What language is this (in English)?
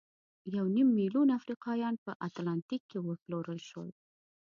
Pashto